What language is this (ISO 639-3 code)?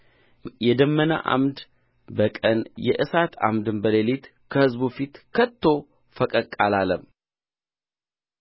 amh